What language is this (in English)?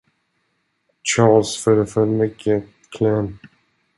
Swedish